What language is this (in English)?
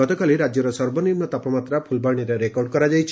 Odia